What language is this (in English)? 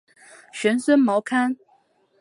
Chinese